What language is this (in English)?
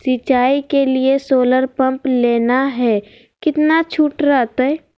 Magahi